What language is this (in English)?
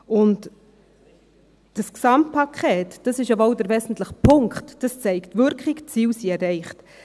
Swiss German